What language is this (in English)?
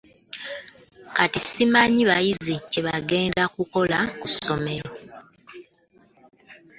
Ganda